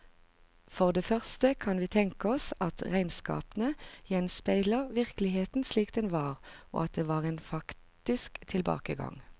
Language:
Norwegian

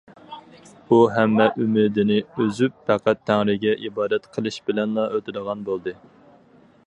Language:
Uyghur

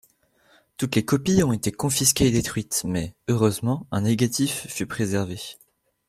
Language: French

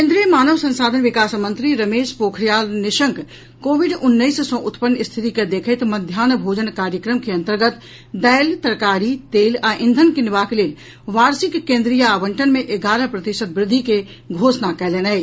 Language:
Maithili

